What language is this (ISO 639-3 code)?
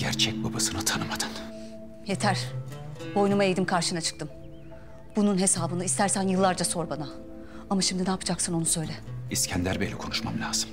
tur